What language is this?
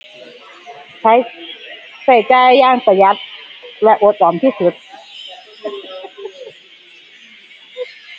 Thai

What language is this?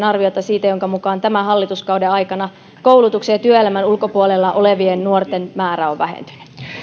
Finnish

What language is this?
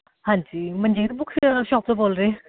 Punjabi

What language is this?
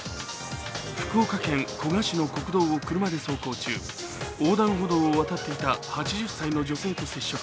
Japanese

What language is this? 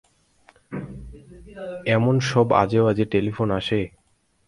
Bangla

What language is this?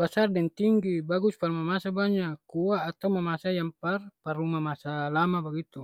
Ambonese Malay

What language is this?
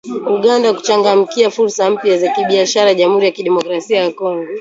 Swahili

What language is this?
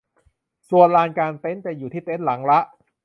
Thai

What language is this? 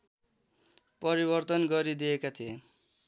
Nepali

